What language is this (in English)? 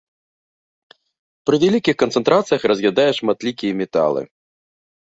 Belarusian